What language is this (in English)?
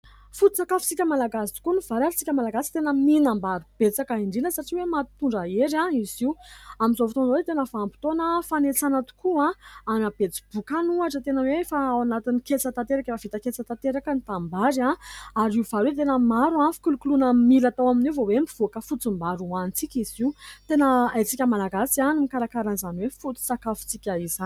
Malagasy